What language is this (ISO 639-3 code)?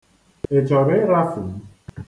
ibo